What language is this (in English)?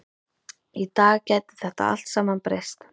Icelandic